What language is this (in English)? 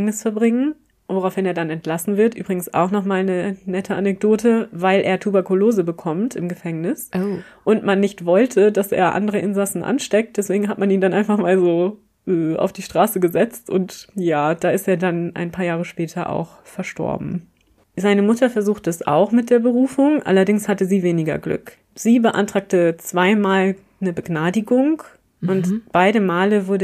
German